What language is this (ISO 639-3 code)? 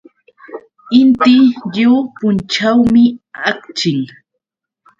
qux